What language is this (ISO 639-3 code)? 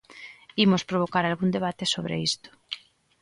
glg